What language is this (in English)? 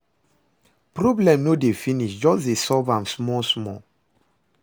Nigerian Pidgin